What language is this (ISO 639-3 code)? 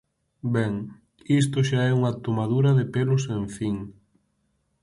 glg